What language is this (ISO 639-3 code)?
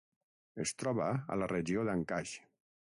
cat